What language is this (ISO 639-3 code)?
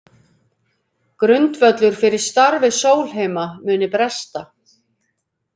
isl